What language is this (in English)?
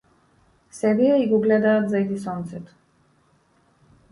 Macedonian